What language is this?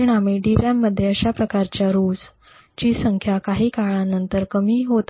Marathi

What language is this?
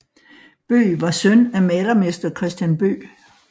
Danish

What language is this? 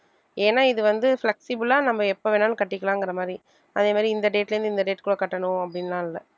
Tamil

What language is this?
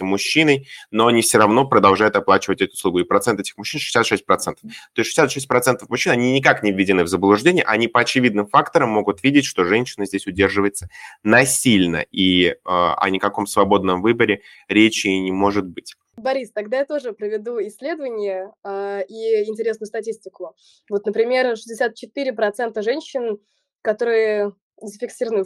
Russian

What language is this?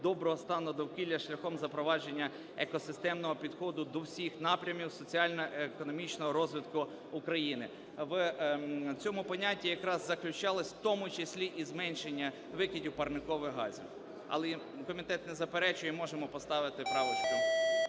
Ukrainian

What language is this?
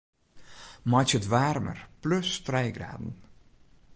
Western Frisian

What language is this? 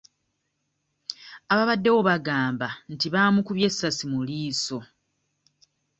Ganda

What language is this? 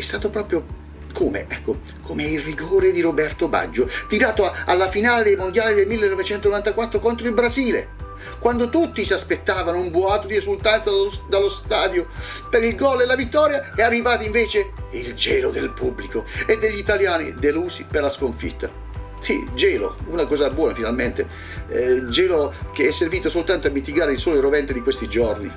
Italian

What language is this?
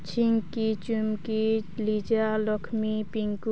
Odia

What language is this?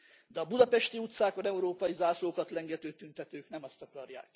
Hungarian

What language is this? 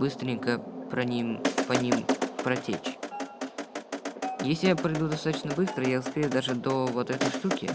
Russian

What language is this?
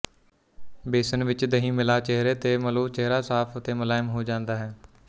Punjabi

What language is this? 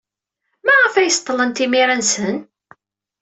Kabyle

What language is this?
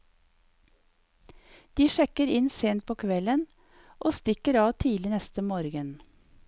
Norwegian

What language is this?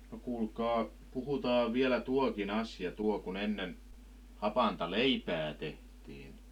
Finnish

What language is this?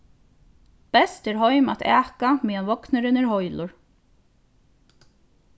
Faroese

